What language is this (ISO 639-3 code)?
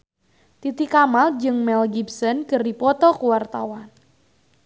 sun